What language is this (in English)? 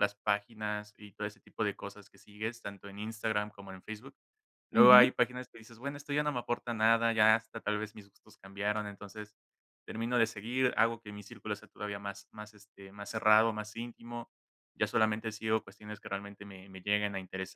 Spanish